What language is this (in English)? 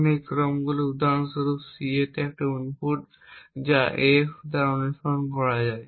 Bangla